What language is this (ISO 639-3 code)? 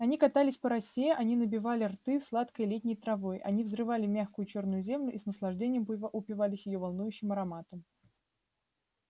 rus